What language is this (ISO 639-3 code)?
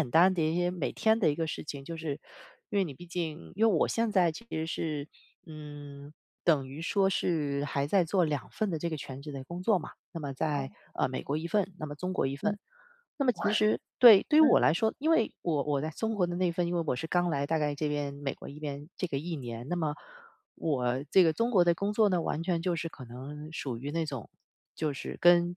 zho